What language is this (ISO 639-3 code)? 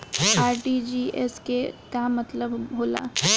bho